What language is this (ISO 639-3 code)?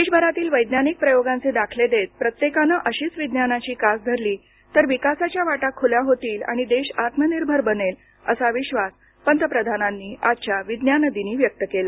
mar